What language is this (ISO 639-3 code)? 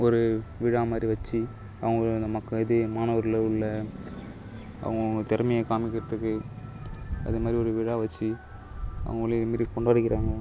tam